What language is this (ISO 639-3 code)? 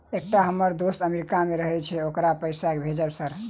mai